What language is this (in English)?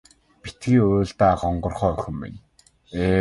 Mongolian